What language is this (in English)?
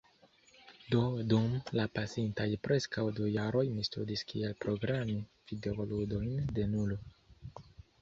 Esperanto